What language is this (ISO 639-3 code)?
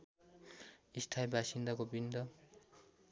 nep